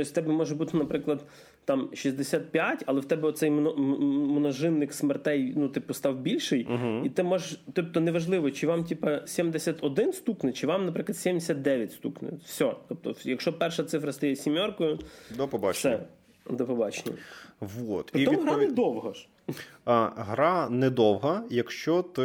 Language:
Ukrainian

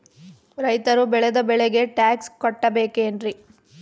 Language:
Kannada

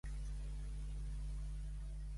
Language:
Catalan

